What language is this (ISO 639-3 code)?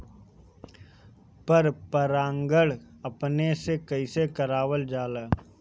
bho